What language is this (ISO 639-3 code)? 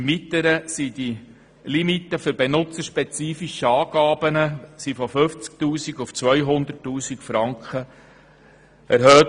gsw